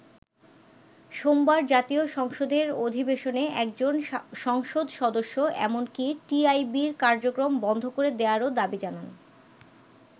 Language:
Bangla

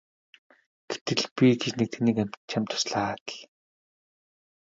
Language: Mongolian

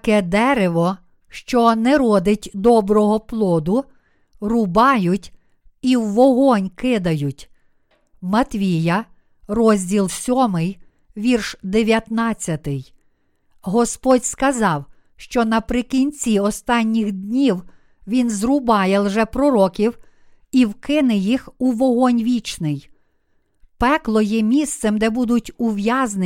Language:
Ukrainian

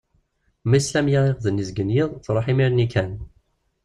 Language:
Kabyle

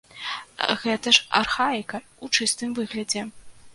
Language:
Belarusian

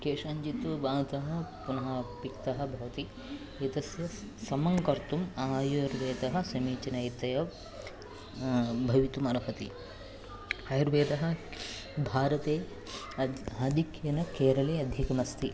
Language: Sanskrit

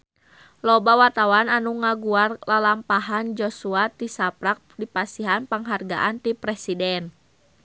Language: Sundanese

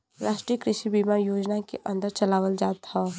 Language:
Bhojpuri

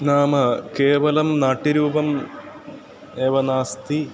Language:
Sanskrit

